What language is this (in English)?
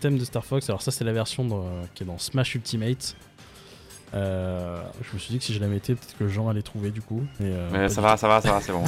French